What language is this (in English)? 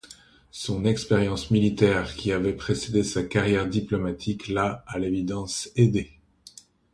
French